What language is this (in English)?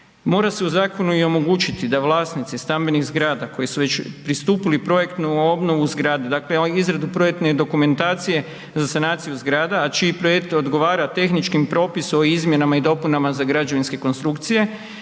Croatian